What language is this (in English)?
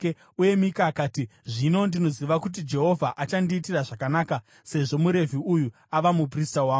Shona